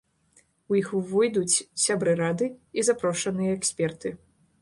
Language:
Belarusian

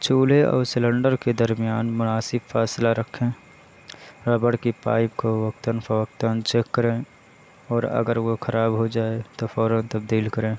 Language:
Urdu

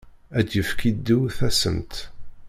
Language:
Kabyle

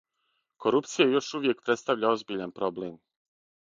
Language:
Serbian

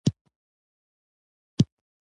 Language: Pashto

